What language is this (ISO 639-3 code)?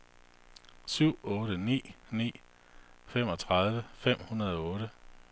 dan